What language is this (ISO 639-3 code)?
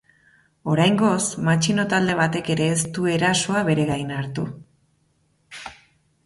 eus